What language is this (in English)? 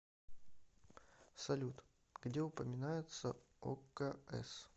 Russian